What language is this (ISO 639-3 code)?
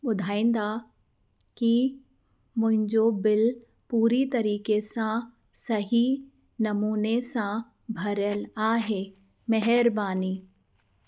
snd